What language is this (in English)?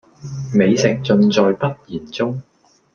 Cantonese